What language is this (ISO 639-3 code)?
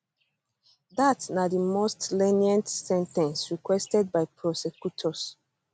pcm